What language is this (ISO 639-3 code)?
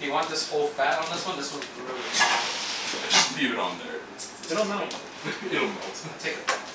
eng